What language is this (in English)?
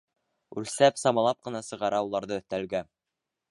Bashkir